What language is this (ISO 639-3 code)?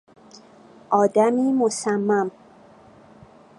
fas